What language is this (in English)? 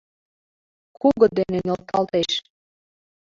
Mari